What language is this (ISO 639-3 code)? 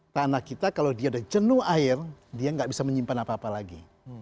ind